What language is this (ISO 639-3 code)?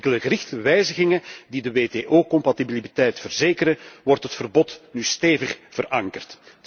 nld